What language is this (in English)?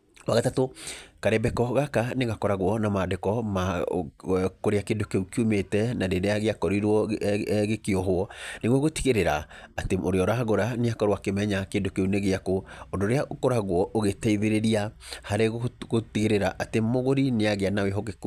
Kikuyu